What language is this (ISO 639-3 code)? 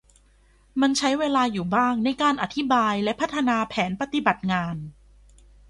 tha